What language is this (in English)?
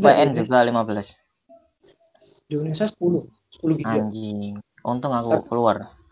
Indonesian